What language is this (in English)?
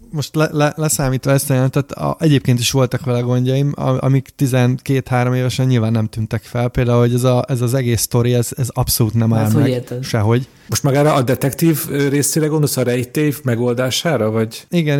Hungarian